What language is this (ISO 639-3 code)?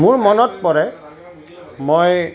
asm